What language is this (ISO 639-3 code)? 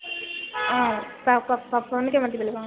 asm